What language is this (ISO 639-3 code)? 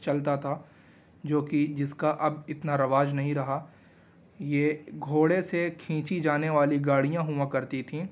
urd